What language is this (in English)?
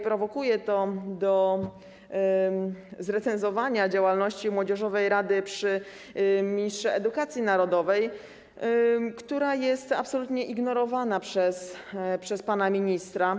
Polish